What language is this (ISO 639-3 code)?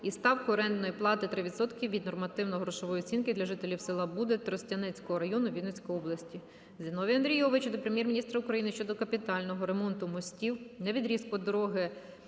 ukr